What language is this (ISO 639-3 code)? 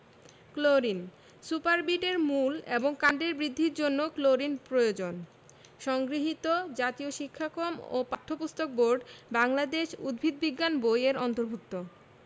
ben